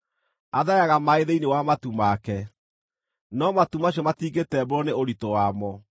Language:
Kikuyu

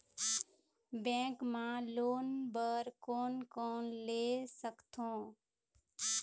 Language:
Chhattisgarhi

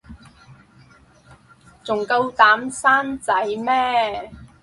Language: Cantonese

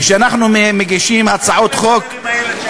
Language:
Hebrew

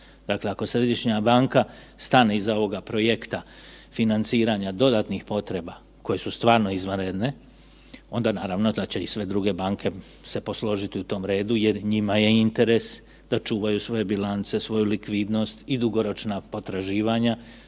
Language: Croatian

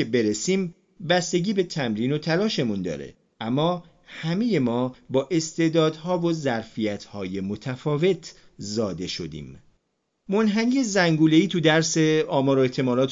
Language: Persian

